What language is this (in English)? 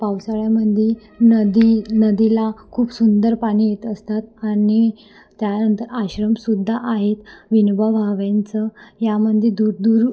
Marathi